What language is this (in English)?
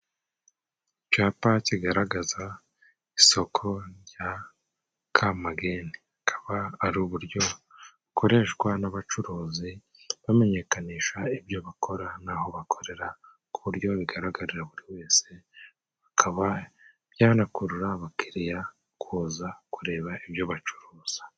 Kinyarwanda